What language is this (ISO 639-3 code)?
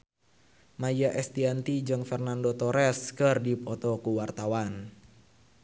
sun